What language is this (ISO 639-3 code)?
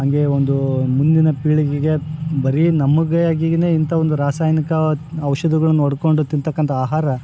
kan